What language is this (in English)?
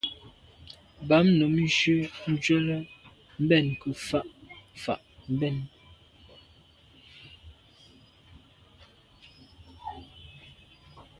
Medumba